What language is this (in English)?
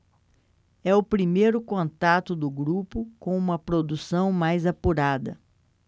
Portuguese